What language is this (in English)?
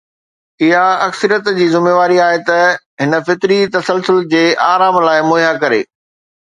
Sindhi